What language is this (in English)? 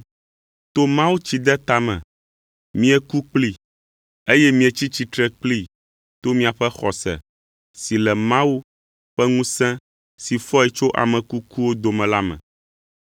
Ewe